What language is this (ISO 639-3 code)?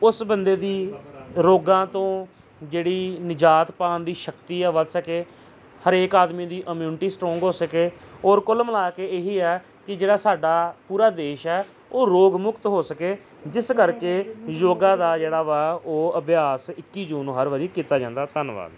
pan